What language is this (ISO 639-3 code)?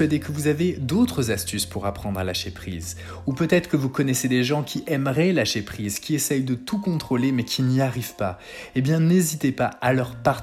fra